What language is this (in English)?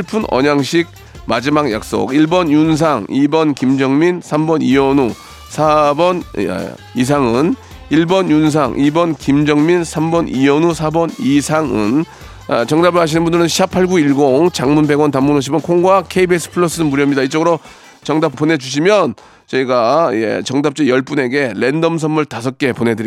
Korean